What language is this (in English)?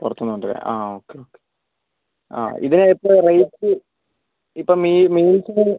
Malayalam